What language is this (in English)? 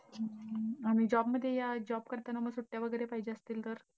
Marathi